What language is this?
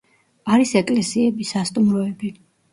Georgian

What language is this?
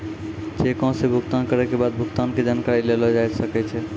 Maithili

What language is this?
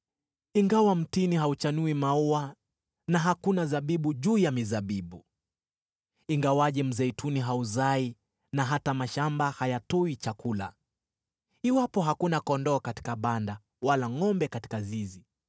Swahili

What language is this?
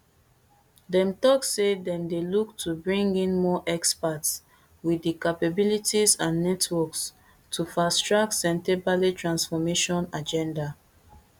Nigerian Pidgin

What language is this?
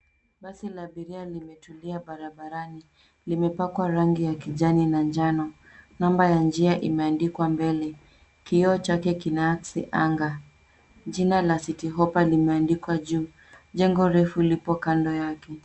Swahili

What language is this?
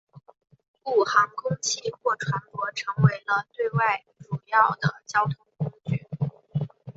Chinese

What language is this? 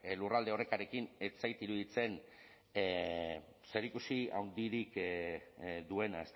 Basque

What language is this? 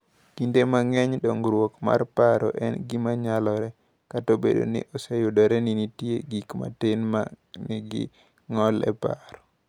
Luo (Kenya and Tanzania)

